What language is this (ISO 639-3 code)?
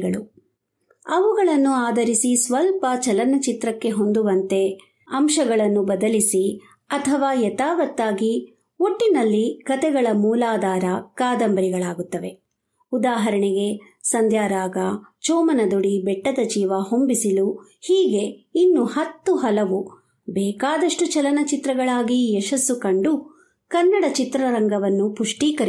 kan